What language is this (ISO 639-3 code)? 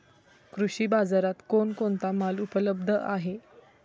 mar